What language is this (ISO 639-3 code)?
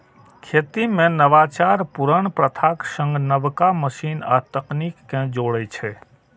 mai